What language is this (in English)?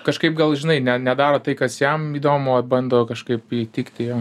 Lithuanian